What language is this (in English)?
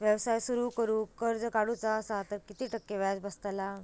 Marathi